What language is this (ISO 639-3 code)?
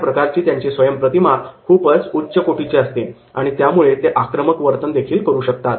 mar